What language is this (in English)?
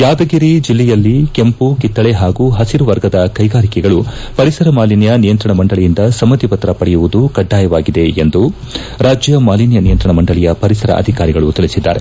Kannada